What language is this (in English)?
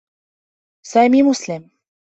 Arabic